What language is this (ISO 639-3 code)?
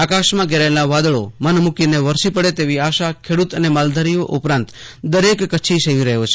guj